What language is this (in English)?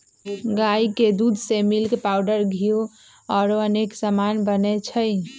Magahi